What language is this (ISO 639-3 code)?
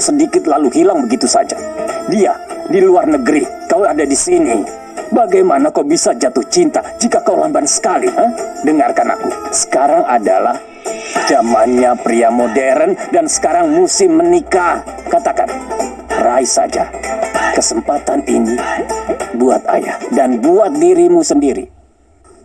ind